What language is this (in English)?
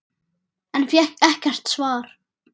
Icelandic